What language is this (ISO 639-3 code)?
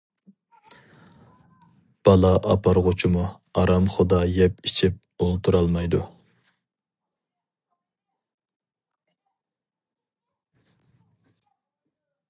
uig